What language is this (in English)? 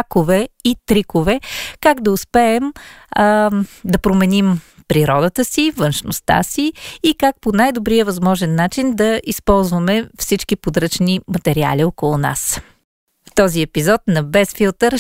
Bulgarian